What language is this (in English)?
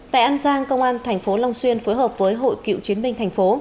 Vietnamese